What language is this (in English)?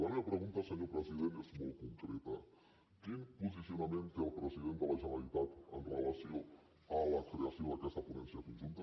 Catalan